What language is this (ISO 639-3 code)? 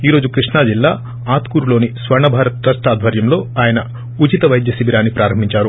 tel